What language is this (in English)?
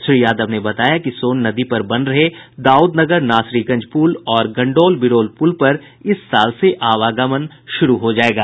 Hindi